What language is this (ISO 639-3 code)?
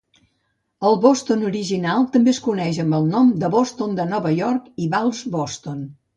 cat